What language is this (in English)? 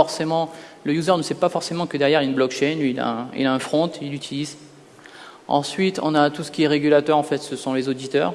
French